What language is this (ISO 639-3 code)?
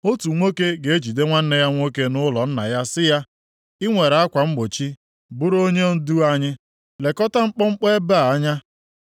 ibo